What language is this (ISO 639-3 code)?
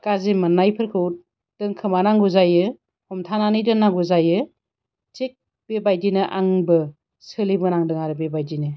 brx